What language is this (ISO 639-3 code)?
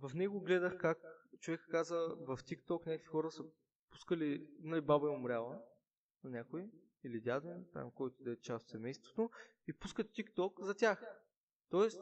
bul